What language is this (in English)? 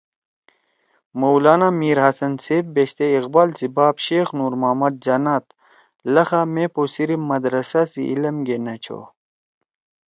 Torwali